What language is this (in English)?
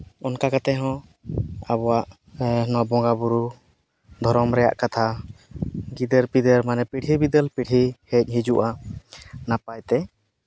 Santali